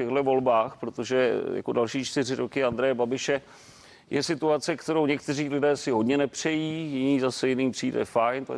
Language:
Czech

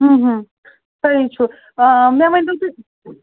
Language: Kashmiri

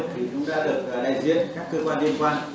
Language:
Vietnamese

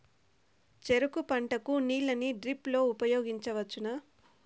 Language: Telugu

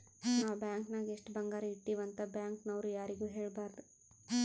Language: Kannada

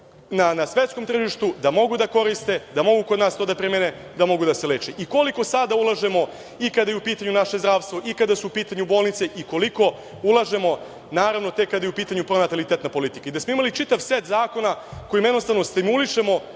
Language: Serbian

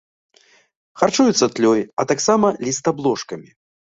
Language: Belarusian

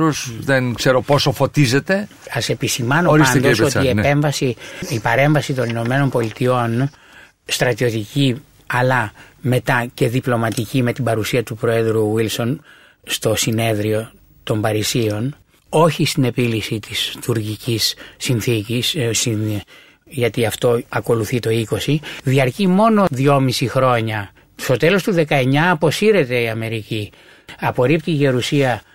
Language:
Greek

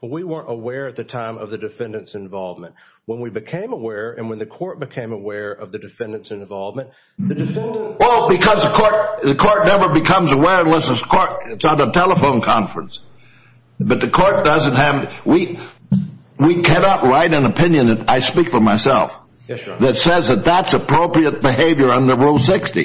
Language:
English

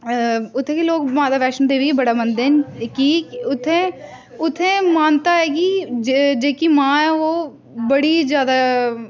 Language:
Dogri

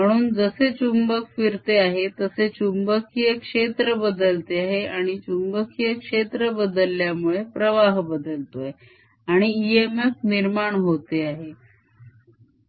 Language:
Marathi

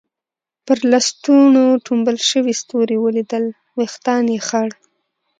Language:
Pashto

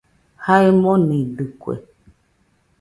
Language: Nüpode Huitoto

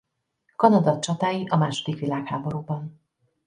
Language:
Hungarian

